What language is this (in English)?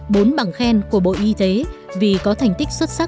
Vietnamese